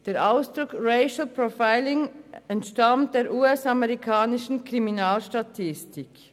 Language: Swiss German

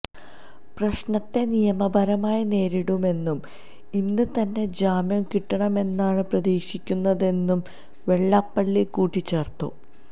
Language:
Malayalam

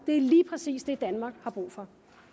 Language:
Danish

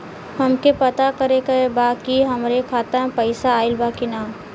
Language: Bhojpuri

